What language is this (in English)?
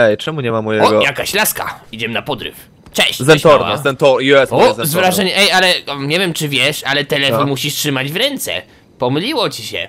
Polish